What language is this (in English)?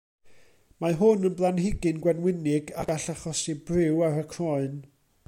Welsh